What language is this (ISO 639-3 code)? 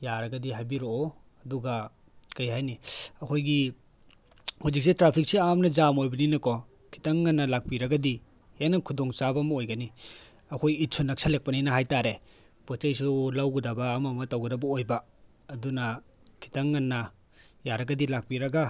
mni